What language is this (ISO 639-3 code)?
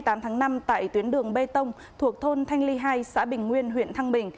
vie